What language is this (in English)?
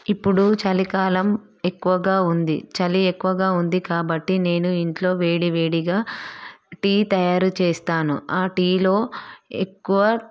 Telugu